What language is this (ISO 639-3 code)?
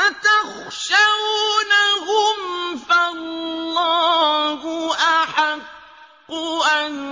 ara